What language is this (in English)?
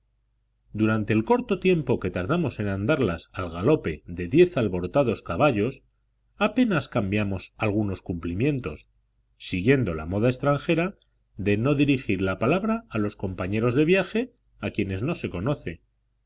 Spanish